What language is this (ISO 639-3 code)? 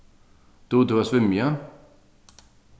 fao